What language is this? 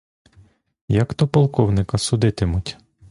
Ukrainian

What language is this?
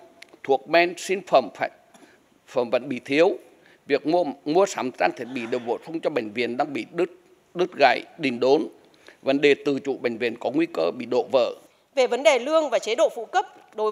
Vietnamese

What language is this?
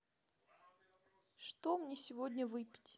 Russian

